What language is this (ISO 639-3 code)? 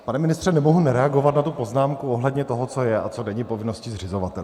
ces